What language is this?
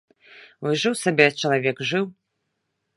Belarusian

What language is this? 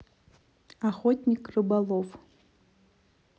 Russian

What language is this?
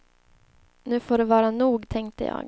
Swedish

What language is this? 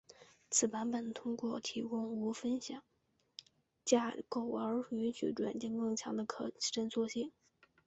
Chinese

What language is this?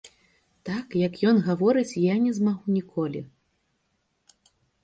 Belarusian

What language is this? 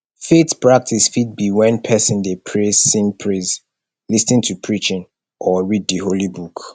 Nigerian Pidgin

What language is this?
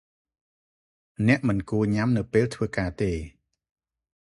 Khmer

